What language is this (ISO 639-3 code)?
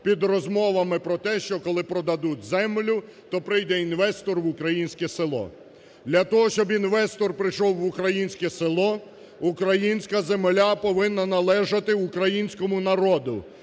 ukr